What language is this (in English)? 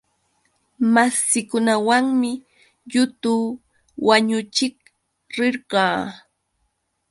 Yauyos Quechua